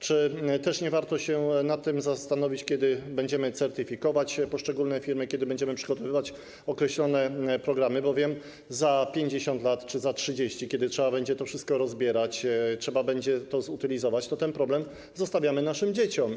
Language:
Polish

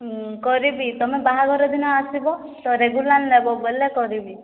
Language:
Odia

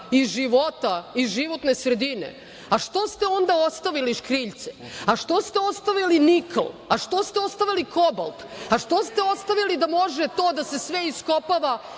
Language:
Serbian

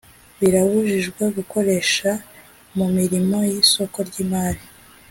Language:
Kinyarwanda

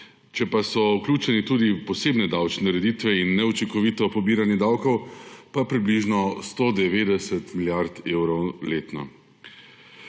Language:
Slovenian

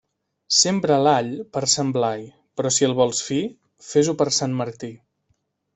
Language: Catalan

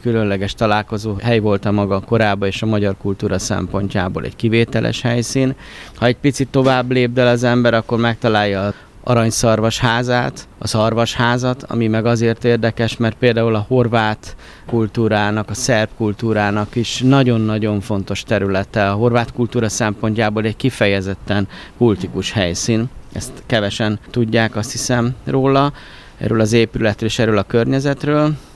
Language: Hungarian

